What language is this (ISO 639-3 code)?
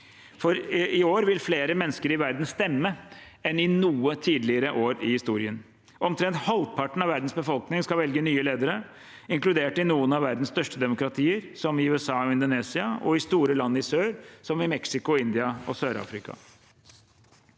nor